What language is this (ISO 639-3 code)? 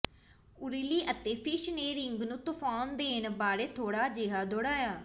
pan